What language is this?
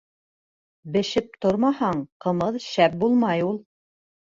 Bashkir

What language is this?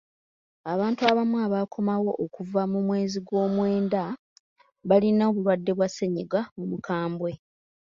Ganda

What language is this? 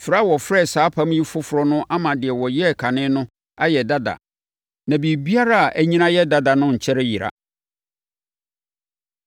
Akan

